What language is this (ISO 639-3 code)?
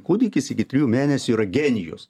lit